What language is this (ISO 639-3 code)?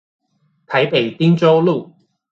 zho